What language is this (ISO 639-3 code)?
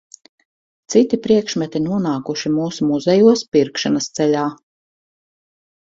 lav